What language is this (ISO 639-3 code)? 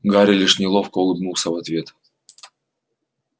rus